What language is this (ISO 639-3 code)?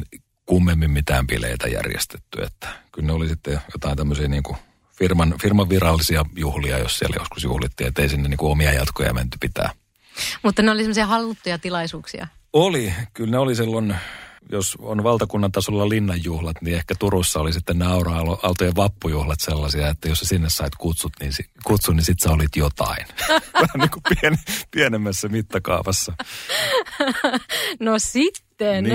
fin